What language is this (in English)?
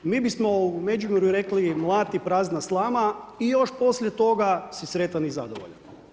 Croatian